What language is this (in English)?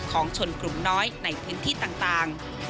Thai